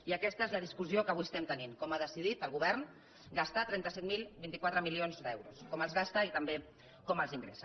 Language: Catalan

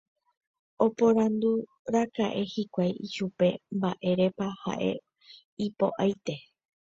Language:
Guarani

